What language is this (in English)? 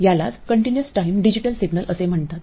Marathi